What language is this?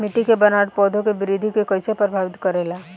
Bhojpuri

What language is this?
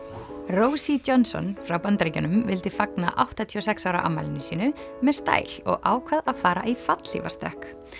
Icelandic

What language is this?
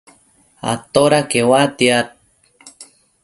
Matsés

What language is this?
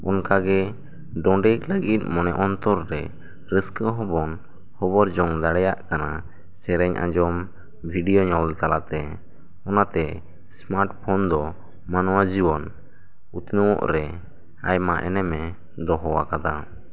Santali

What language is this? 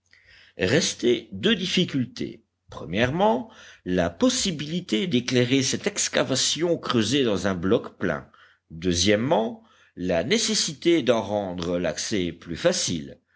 French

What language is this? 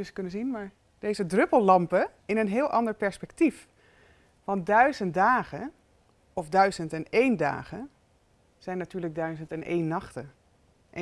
Dutch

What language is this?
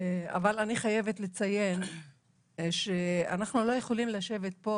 Hebrew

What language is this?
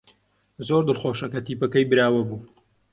Central Kurdish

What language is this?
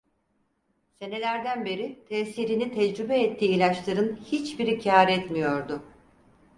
Turkish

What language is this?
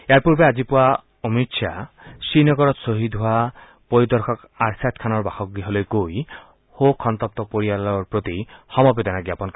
Assamese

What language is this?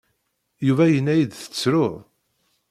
Kabyle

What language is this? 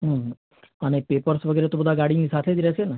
Gujarati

